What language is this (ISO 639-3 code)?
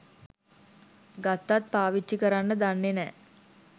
sin